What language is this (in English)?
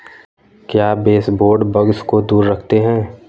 Hindi